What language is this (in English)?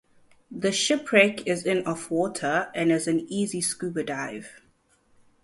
English